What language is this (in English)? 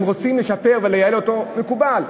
Hebrew